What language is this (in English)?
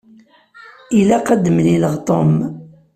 Kabyle